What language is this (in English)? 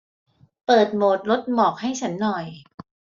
Thai